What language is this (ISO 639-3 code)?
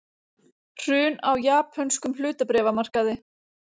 isl